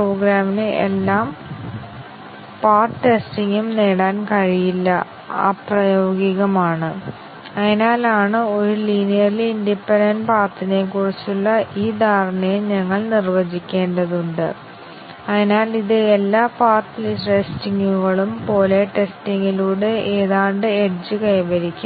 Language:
Malayalam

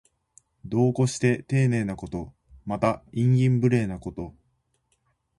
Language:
Japanese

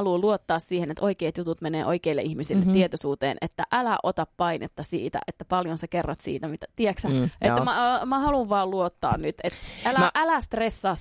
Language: Finnish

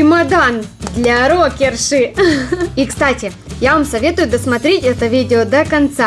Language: Russian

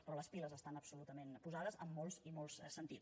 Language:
Catalan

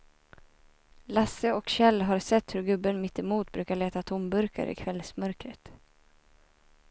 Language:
Swedish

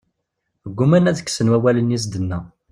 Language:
Kabyle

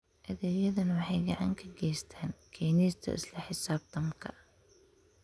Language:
Somali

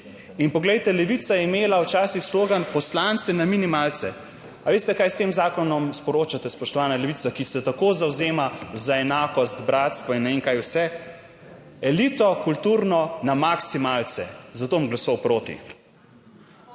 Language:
Slovenian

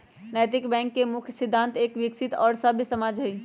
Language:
Magahi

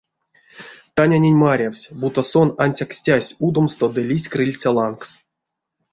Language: Erzya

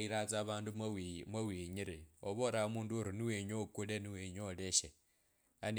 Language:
Kabras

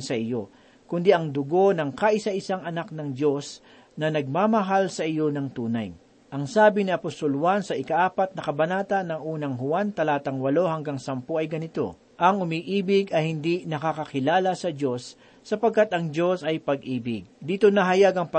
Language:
Filipino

